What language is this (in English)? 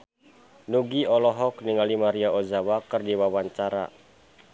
Sundanese